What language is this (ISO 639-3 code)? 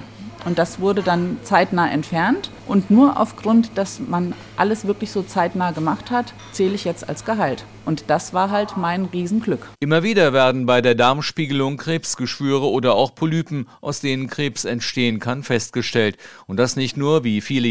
deu